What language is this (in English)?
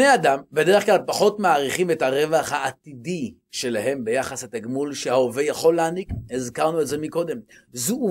Hebrew